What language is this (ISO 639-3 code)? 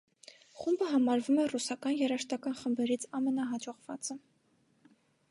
hye